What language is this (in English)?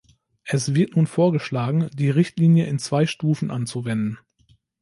German